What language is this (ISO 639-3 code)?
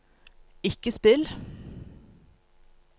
nor